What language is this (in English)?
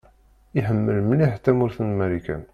Kabyle